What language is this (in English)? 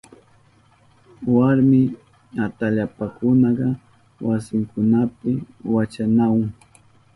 Southern Pastaza Quechua